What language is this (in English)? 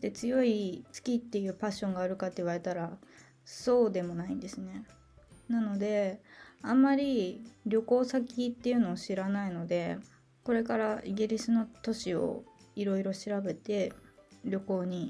Japanese